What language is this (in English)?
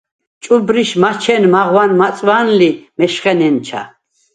Svan